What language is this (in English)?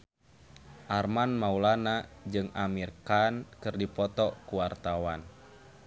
Sundanese